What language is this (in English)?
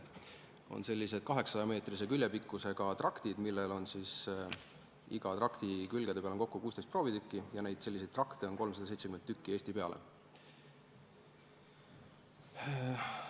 Estonian